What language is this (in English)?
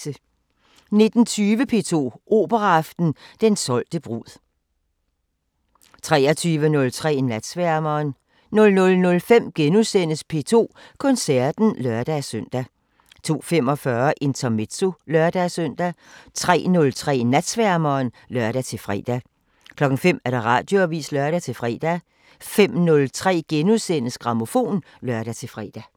Danish